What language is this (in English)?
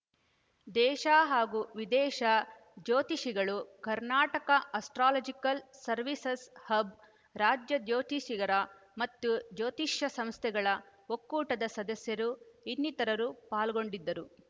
Kannada